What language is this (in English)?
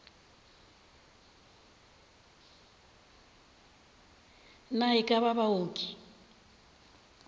Northern Sotho